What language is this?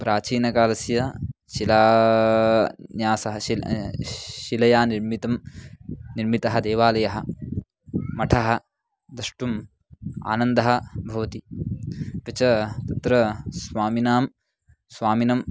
Sanskrit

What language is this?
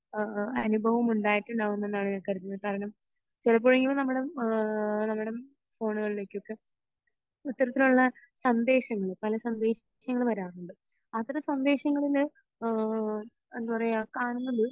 Malayalam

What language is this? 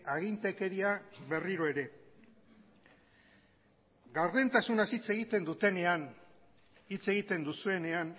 Basque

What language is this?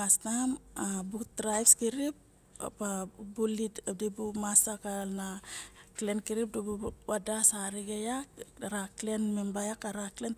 Barok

